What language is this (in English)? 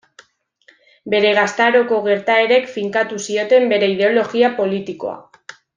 Basque